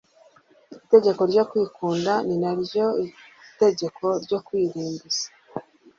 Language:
Kinyarwanda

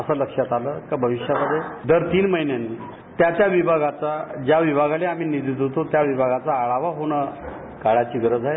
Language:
Marathi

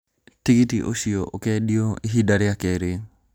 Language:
Kikuyu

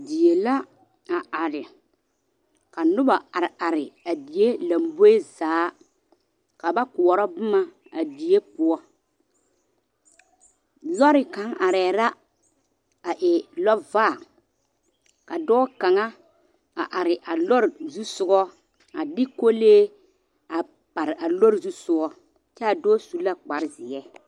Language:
Southern Dagaare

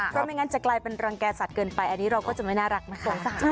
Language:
Thai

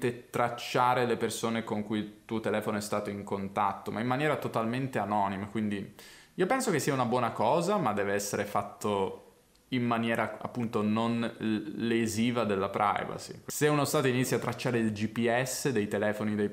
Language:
Italian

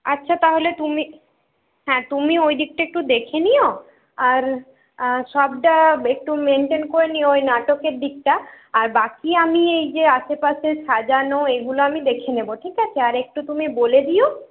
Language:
Bangla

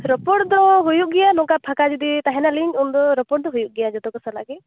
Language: Santali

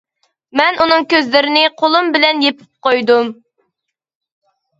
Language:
Uyghur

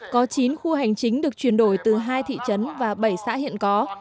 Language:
Vietnamese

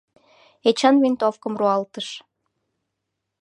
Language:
Mari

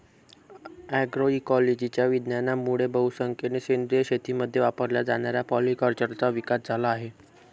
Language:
Marathi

